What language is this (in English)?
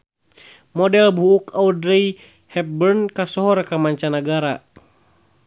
Sundanese